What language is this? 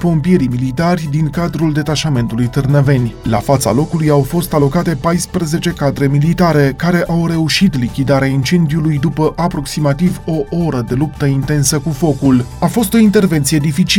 Romanian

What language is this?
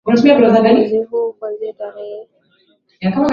Swahili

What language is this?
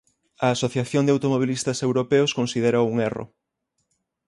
Galician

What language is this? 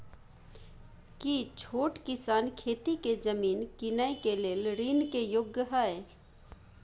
Maithili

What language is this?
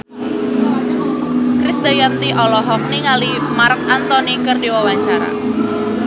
Sundanese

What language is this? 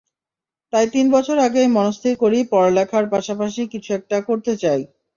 Bangla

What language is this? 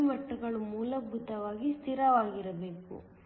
Kannada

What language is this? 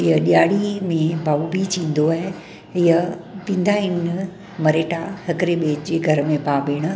Sindhi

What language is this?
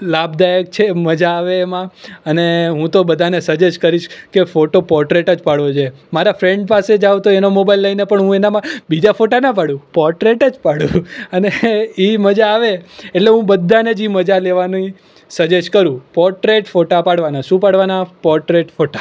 Gujarati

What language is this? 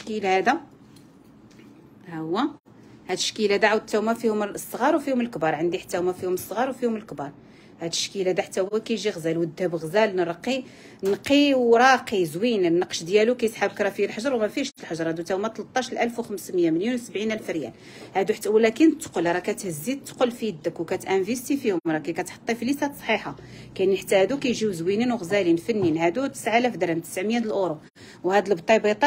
Arabic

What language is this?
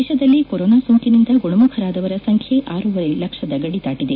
Kannada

